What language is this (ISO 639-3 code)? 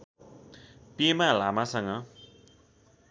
nep